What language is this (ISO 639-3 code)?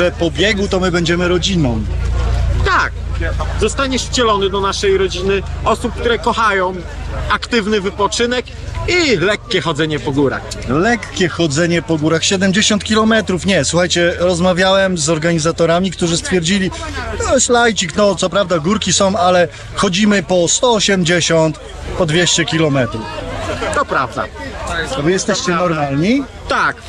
pol